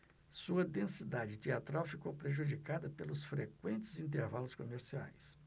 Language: Portuguese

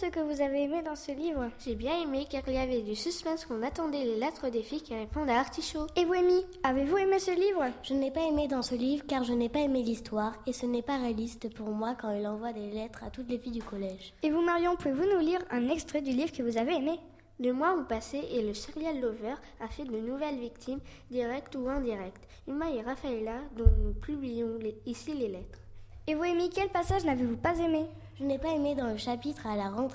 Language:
French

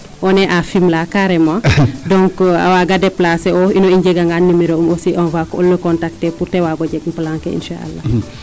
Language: Serer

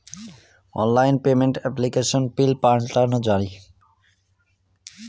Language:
Bangla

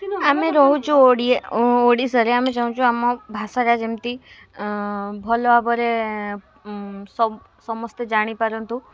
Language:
Odia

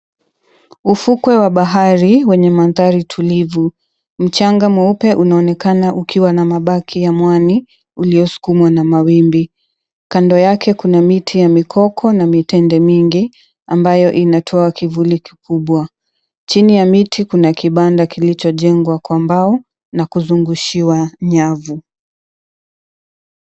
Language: Swahili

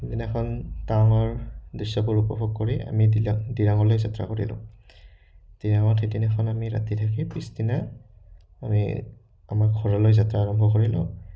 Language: Assamese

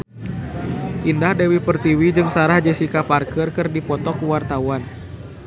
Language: Sundanese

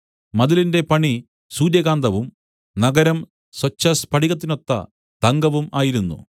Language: Malayalam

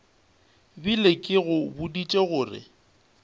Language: Northern Sotho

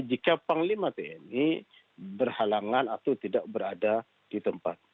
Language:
Indonesian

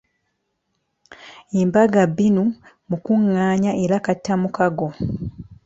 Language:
Ganda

